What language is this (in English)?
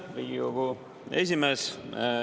Estonian